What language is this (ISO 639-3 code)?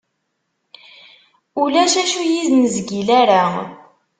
kab